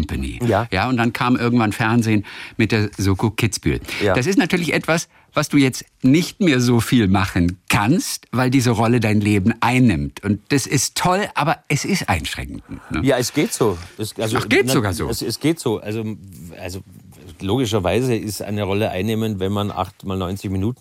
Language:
German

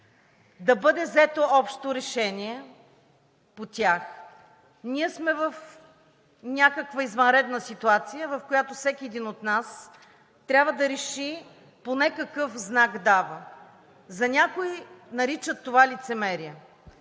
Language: Bulgarian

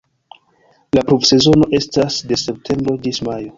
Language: Esperanto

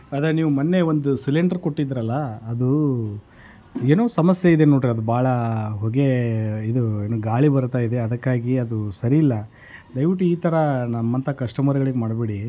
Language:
Kannada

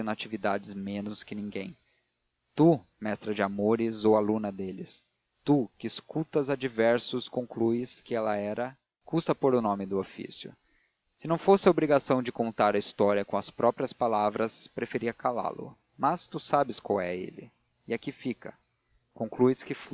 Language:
Portuguese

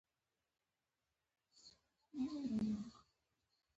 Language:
Pashto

